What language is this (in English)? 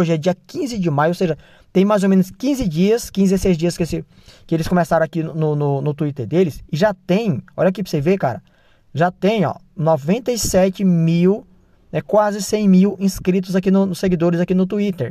Portuguese